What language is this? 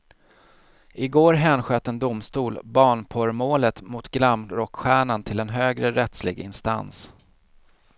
Swedish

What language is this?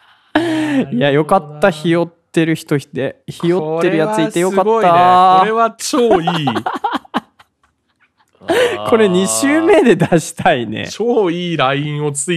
Japanese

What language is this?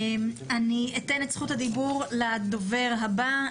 Hebrew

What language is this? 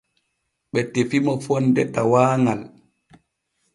Borgu Fulfulde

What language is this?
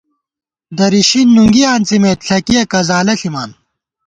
Gawar-Bati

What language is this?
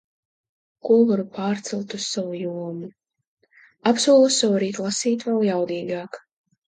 Latvian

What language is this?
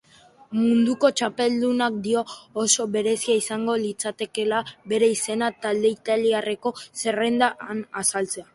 Basque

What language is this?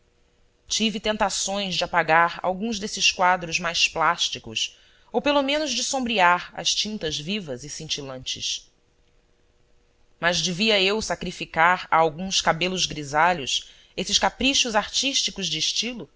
Portuguese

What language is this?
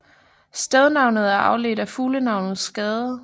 Danish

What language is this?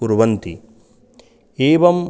Sanskrit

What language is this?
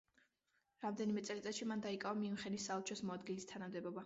Georgian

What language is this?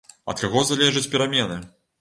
Belarusian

